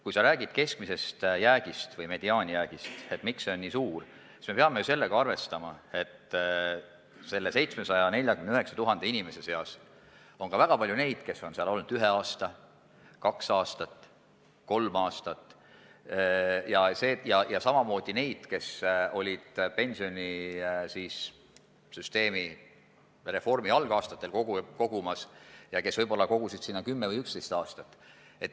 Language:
Estonian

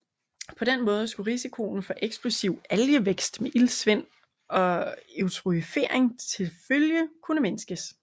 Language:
Danish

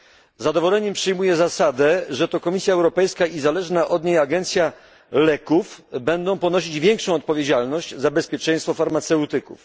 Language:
Polish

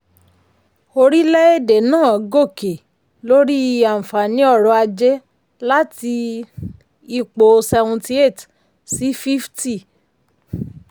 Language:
Yoruba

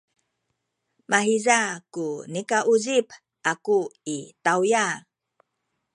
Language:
Sakizaya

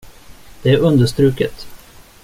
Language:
Swedish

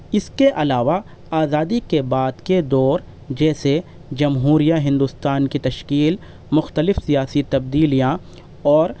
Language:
Urdu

